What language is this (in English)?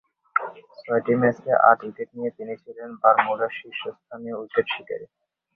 Bangla